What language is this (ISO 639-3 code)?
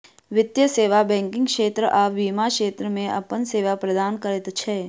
mai